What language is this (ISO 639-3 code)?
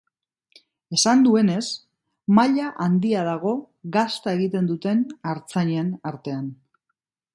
eus